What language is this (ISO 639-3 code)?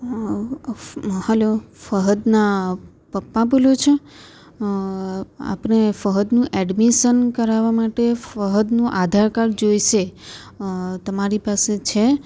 guj